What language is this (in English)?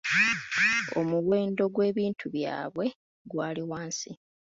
Ganda